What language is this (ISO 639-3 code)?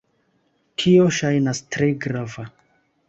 epo